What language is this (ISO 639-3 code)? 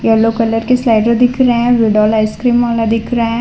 hin